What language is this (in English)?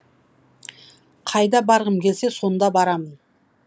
Kazakh